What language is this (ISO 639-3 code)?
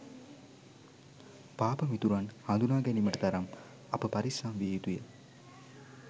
sin